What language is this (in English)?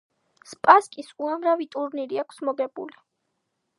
Georgian